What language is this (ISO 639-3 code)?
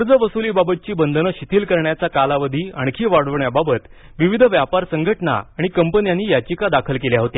mar